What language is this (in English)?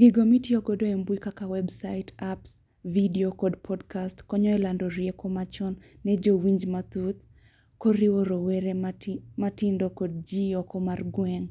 Luo (Kenya and Tanzania)